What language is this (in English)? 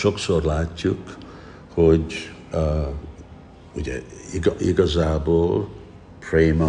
Hungarian